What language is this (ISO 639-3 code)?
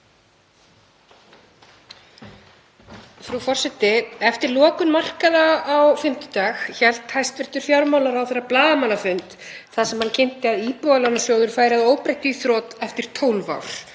isl